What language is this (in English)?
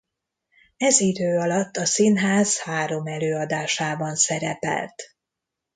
Hungarian